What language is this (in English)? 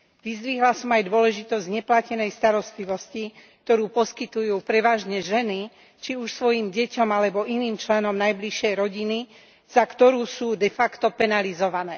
Slovak